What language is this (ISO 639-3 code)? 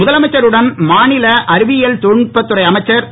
tam